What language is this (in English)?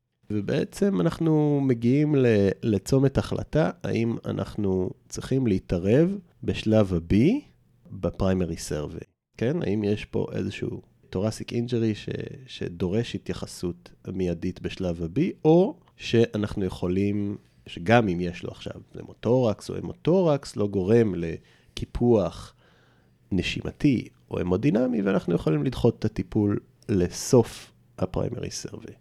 Hebrew